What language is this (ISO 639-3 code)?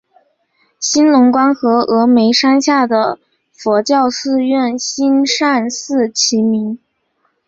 zho